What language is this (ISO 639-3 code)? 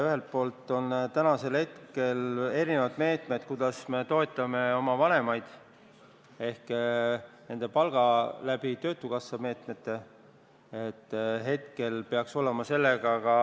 est